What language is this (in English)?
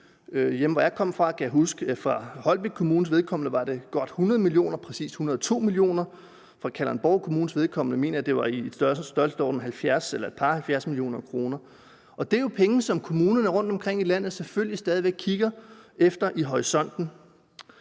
Danish